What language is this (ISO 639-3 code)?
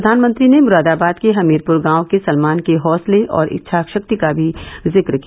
hin